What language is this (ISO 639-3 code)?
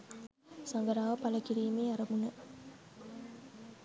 sin